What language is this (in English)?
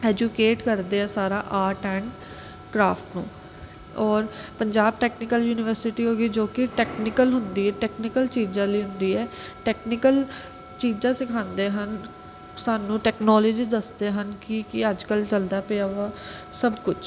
Punjabi